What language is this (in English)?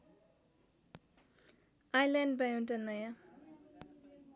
Nepali